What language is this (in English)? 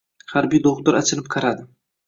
Uzbek